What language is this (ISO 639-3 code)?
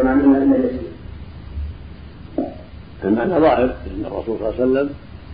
ara